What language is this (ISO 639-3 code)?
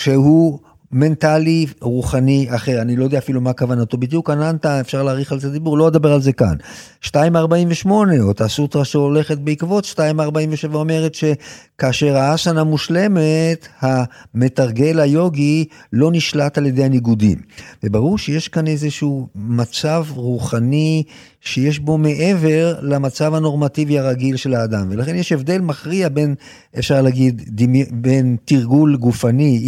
heb